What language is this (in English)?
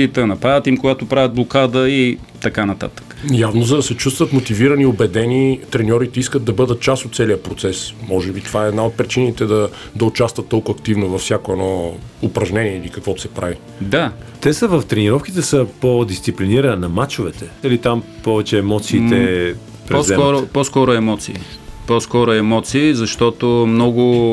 Bulgarian